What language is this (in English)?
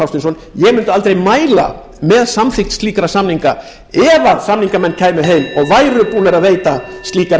Icelandic